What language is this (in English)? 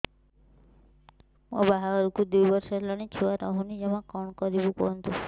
Odia